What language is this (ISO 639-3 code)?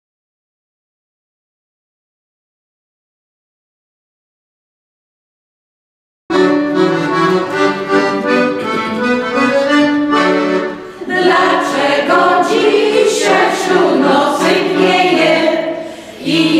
ron